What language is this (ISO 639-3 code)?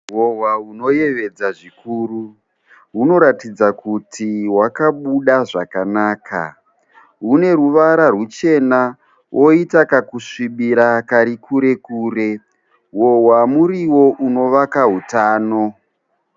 sna